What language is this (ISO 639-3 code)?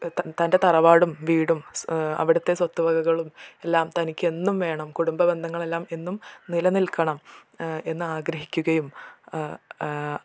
mal